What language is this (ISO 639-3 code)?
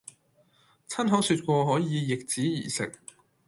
yue